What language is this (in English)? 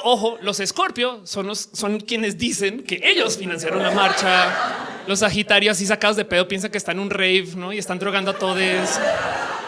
Spanish